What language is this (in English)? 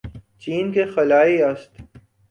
Urdu